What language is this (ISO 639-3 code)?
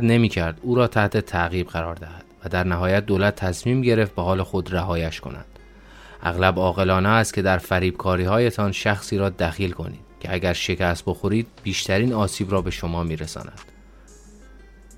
fas